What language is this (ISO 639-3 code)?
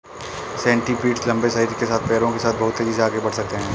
hin